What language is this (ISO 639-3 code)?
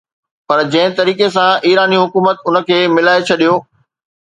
snd